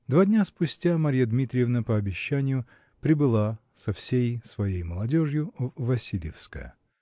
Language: Russian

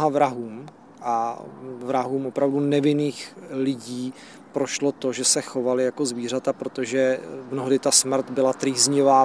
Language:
Czech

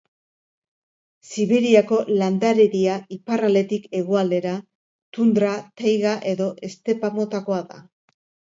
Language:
Basque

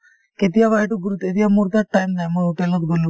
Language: Assamese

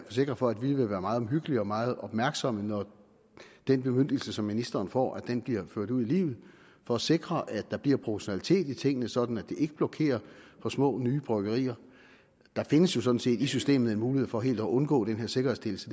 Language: Danish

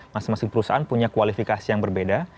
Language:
Indonesian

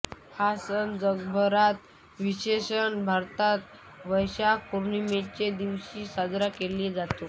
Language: Marathi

